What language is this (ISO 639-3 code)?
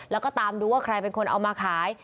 tha